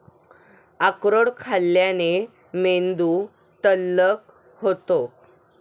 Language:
Marathi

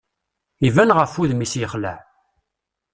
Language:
Kabyle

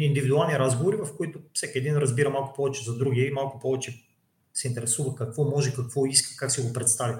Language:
Bulgarian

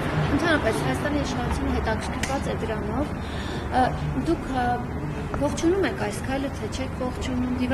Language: Romanian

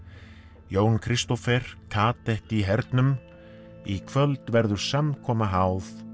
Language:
Icelandic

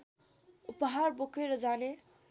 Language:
Nepali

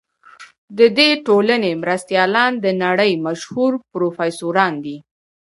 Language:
Pashto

